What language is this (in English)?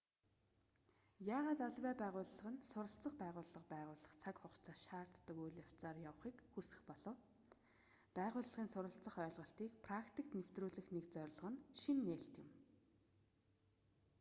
Mongolian